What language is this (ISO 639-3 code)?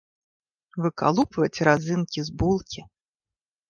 bel